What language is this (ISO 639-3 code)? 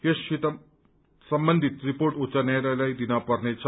nep